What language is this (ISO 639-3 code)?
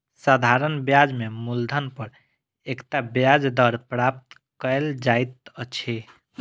mai